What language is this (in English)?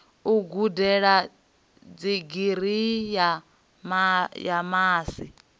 Venda